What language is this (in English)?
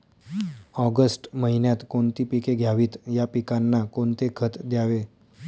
Marathi